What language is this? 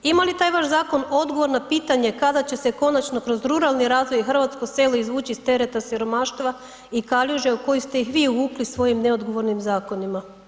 Croatian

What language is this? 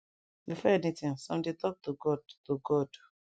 Nigerian Pidgin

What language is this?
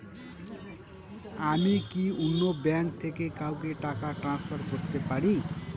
Bangla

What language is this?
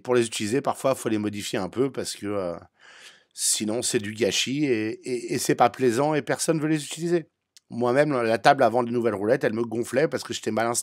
French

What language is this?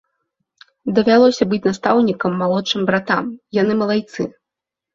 Belarusian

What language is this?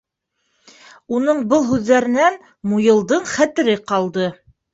Bashkir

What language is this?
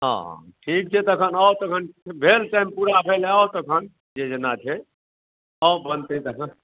Maithili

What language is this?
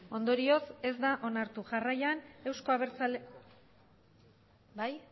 Basque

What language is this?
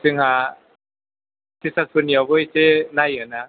Bodo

